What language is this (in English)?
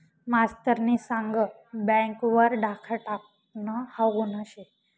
Marathi